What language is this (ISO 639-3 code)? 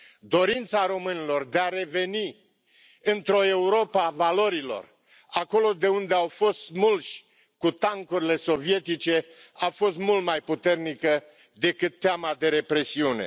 ron